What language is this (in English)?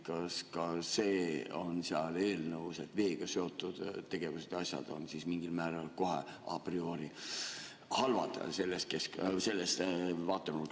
Estonian